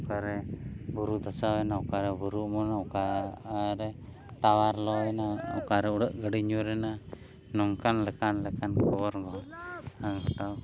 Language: Santali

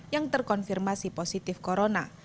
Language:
Indonesian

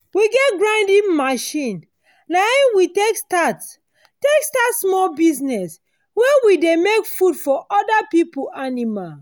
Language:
Nigerian Pidgin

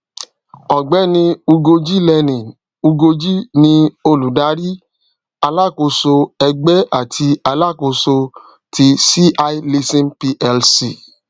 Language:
Yoruba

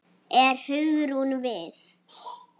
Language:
Icelandic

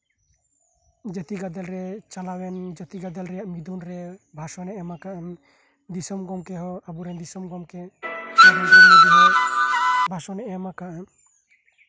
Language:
Santali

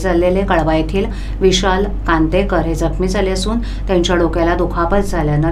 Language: Marathi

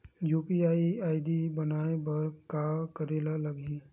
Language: Chhattisgarhi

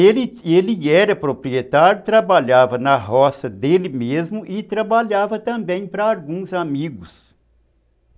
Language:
Portuguese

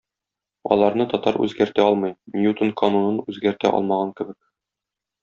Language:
Tatar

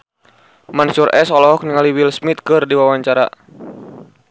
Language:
Sundanese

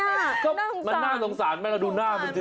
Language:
Thai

